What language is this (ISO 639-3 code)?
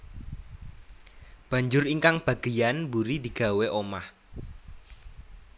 jav